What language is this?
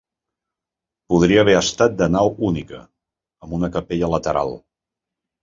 Catalan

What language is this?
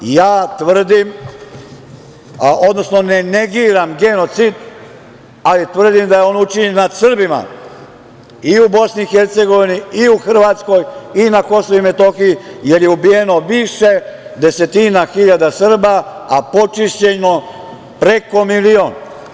Serbian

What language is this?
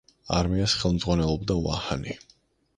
Georgian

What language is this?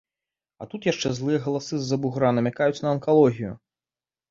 Belarusian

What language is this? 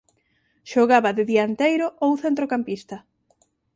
Galician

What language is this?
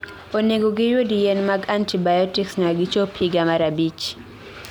Luo (Kenya and Tanzania)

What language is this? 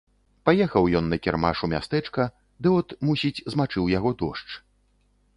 Belarusian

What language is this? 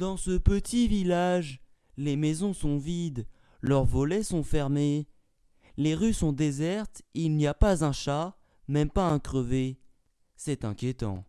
French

